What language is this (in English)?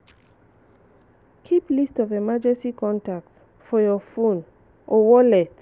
Nigerian Pidgin